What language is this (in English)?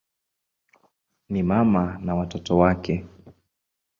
Swahili